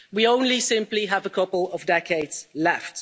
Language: English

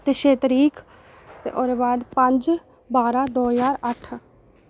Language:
Dogri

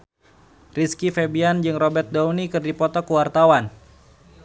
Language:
Sundanese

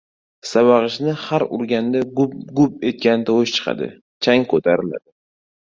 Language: Uzbek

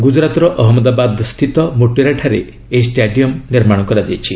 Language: Odia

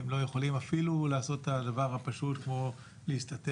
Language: Hebrew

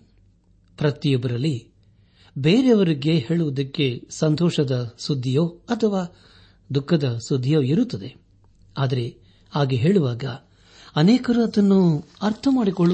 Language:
Kannada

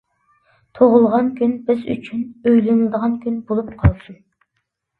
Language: Uyghur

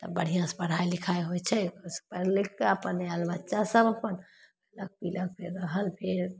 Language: Maithili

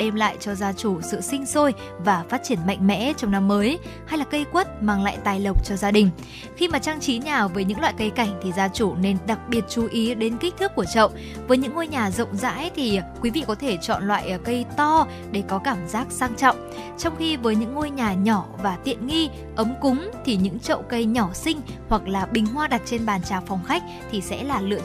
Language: Vietnamese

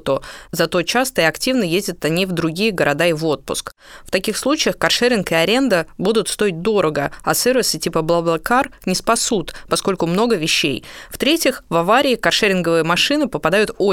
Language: Russian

